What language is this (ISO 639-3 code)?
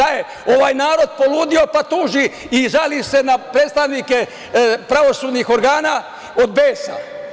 srp